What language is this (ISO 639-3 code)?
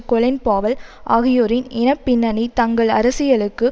tam